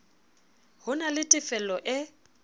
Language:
Southern Sotho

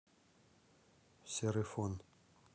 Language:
Russian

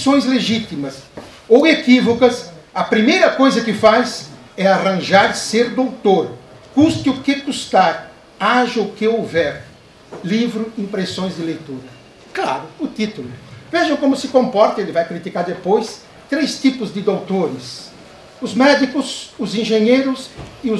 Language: Portuguese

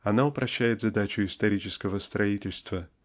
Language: Russian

